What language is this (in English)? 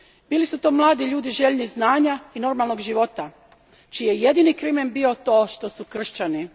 Croatian